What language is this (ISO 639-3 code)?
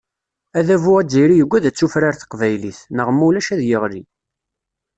kab